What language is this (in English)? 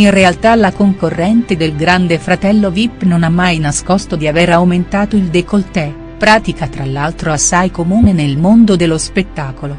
Italian